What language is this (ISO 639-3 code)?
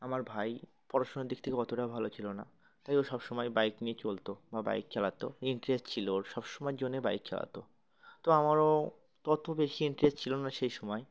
ben